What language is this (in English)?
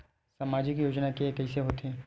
Chhattisgarhi